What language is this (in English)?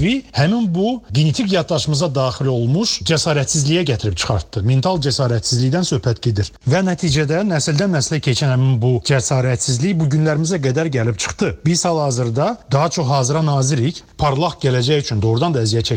Turkish